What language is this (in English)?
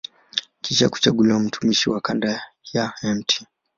Swahili